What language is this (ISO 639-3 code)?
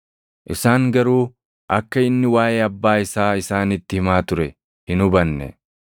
orm